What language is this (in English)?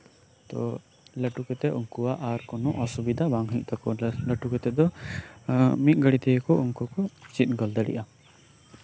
Santali